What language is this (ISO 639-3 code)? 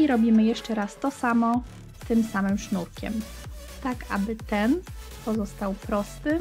pol